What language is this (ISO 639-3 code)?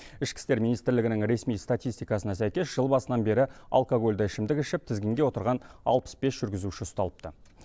kaz